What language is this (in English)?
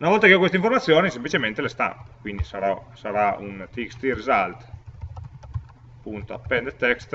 Italian